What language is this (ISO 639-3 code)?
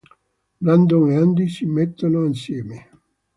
ita